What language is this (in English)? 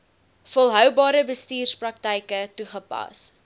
Afrikaans